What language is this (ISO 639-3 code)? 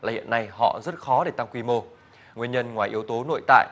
vie